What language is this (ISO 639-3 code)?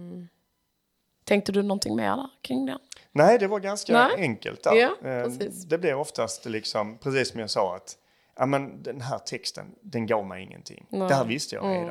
swe